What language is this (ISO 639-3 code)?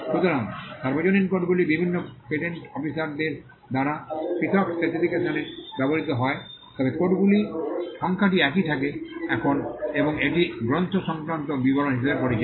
ben